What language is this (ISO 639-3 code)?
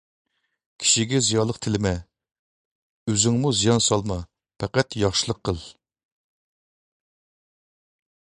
uig